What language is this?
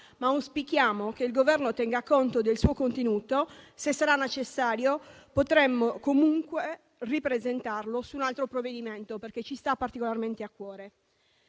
Italian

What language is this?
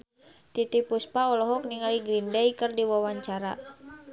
Sundanese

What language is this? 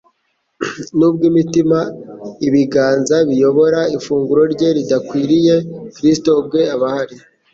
Kinyarwanda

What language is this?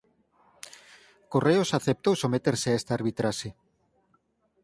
Galician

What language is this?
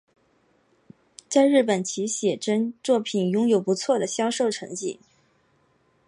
Chinese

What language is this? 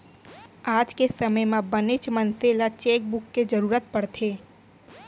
Chhattisgarhi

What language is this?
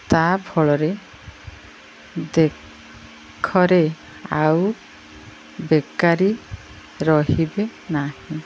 Odia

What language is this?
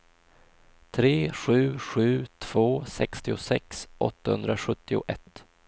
Swedish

